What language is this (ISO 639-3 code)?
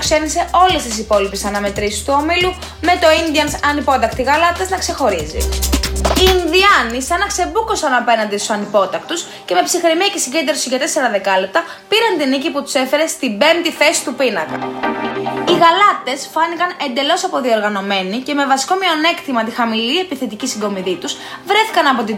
ell